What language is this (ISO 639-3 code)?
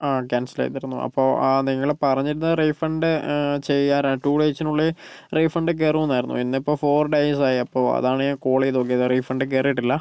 mal